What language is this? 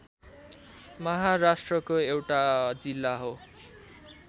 Nepali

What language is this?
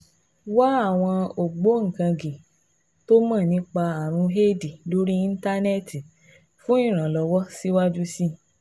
Yoruba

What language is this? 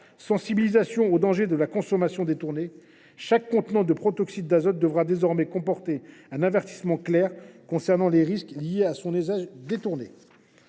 French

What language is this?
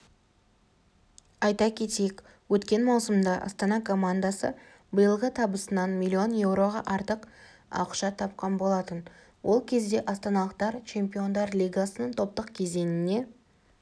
Kazakh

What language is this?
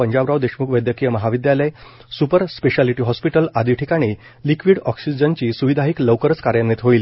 Marathi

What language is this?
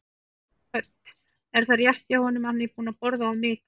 Icelandic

